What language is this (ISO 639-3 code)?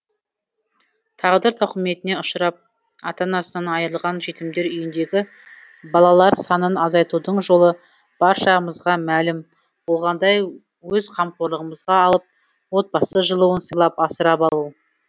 kaz